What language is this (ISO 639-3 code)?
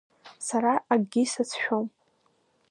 abk